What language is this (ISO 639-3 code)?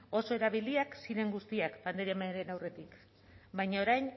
eus